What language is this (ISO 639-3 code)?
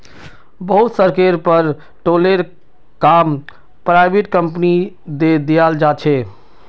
mag